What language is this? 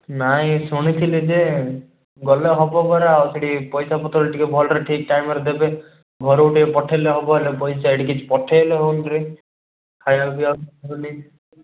Odia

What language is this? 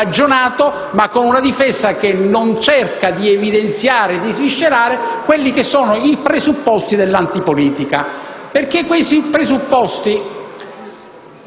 Italian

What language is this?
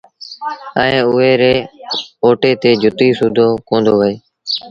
Sindhi Bhil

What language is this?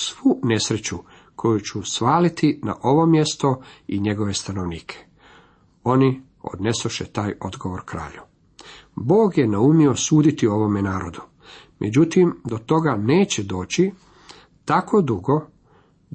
Croatian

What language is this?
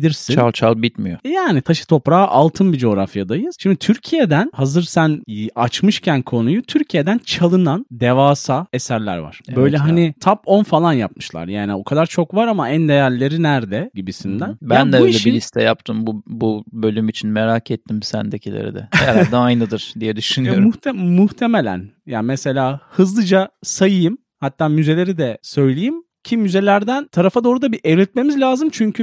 Turkish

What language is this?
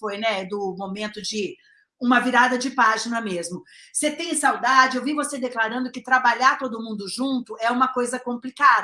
Portuguese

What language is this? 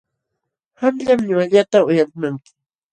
Jauja Wanca Quechua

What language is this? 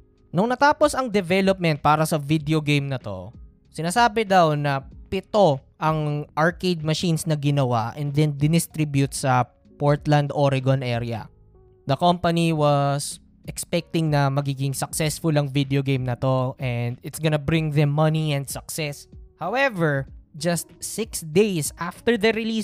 Filipino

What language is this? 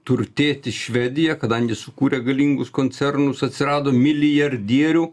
Lithuanian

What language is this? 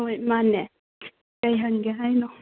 Manipuri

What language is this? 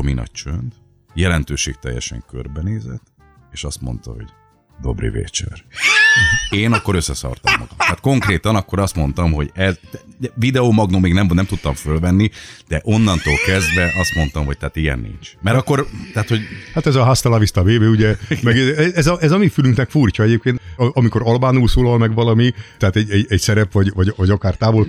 Hungarian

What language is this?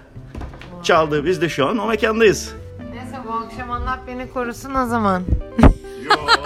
Turkish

